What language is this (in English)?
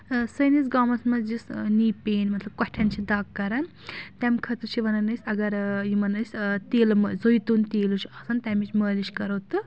Kashmiri